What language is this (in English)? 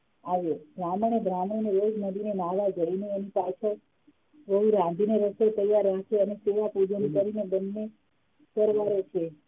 Gujarati